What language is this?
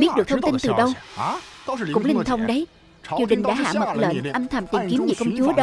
Vietnamese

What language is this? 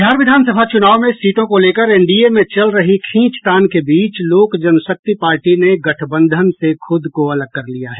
Hindi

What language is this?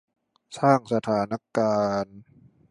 Thai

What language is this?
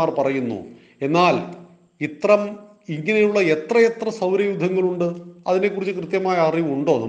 Malayalam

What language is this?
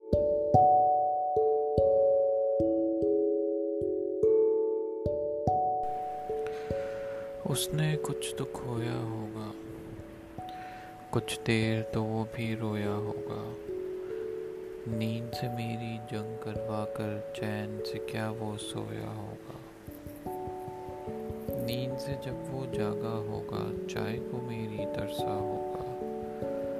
Urdu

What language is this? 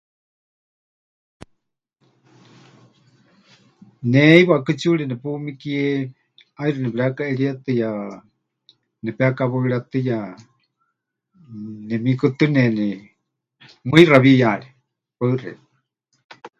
Huichol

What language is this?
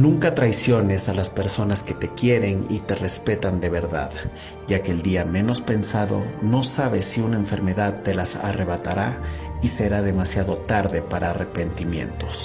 Spanish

